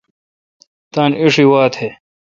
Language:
Kalkoti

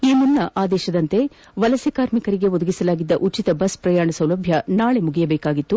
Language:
Kannada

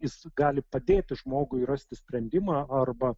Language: Lithuanian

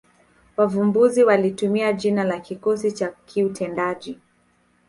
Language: Swahili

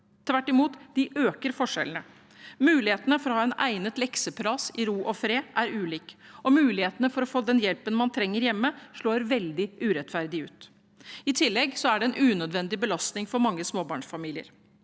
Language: Norwegian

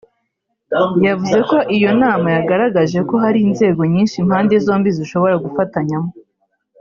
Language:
Kinyarwanda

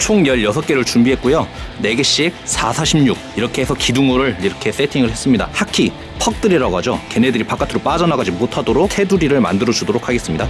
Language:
Korean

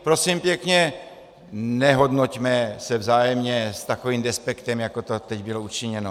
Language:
Czech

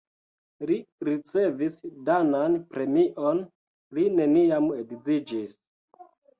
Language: Esperanto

